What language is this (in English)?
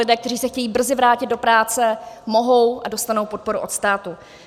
Czech